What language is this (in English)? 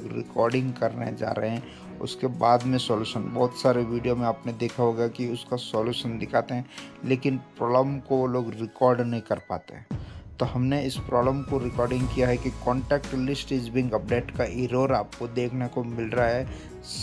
Hindi